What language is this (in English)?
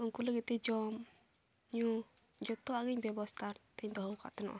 Santali